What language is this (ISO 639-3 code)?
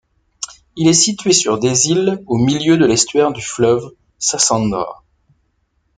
fra